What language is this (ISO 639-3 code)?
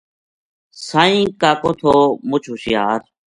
gju